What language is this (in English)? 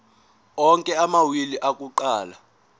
Zulu